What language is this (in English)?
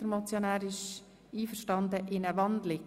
Swiss German